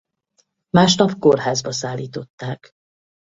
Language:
Hungarian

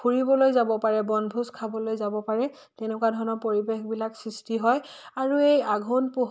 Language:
Assamese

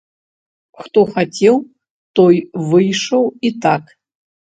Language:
Belarusian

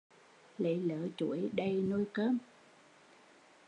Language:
Vietnamese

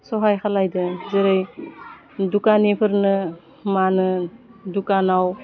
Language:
Bodo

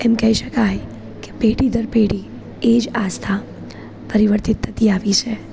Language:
Gujarati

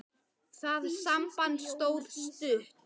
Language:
Icelandic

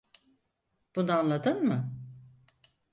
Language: Turkish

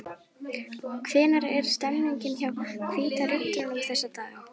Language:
Icelandic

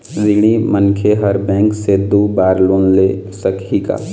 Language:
Chhattisgarhi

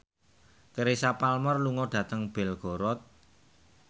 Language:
Javanese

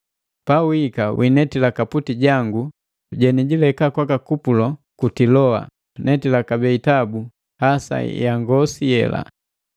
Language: Matengo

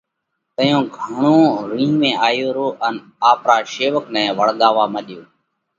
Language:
Parkari Koli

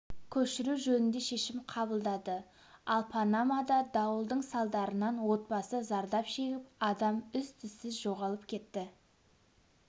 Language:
Kazakh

